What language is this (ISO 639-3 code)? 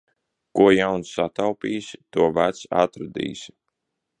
lav